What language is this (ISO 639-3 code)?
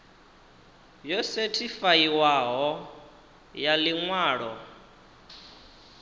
ven